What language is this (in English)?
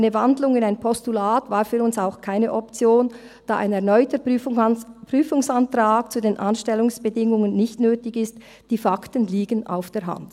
Swiss German